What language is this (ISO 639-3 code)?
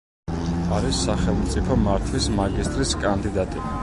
kat